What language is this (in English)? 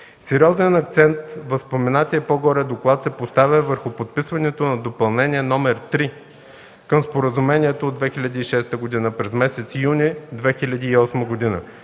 Bulgarian